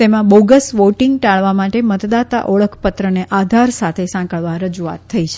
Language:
Gujarati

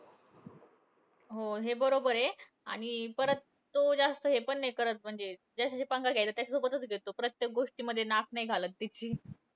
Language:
Marathi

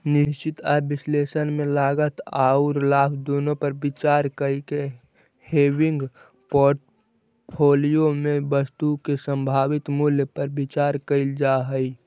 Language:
Magahi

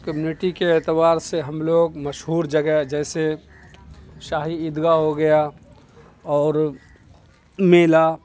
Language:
Urdu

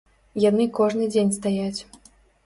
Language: Belarusian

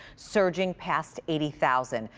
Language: English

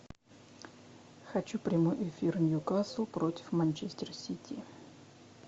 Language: Russian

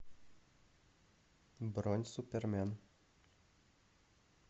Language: Russian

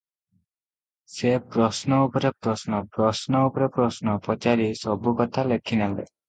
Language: Odia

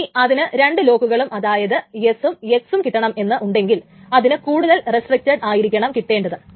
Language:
Malayalam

